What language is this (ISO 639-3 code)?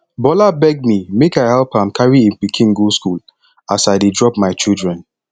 pcm